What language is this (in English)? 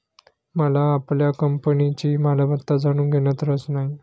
Marathi